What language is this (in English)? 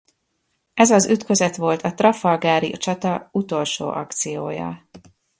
Hungarian